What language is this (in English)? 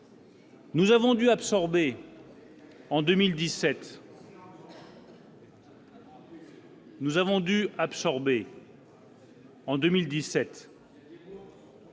French